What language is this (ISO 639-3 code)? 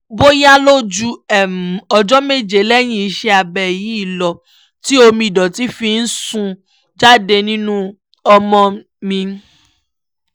yor